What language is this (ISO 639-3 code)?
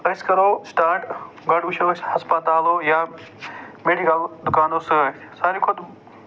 kas